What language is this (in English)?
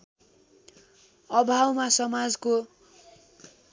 Nepali